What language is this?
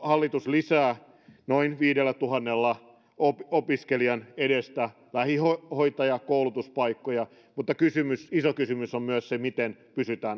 Finnish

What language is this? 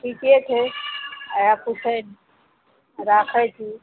Maithili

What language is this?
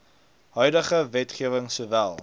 Afrikaans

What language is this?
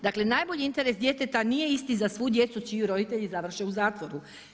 Croatian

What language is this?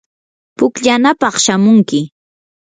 Yanahuanca Pasco Quechua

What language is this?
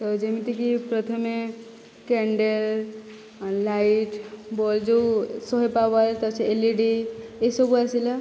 Odia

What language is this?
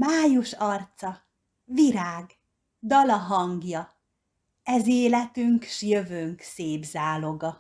Hungarian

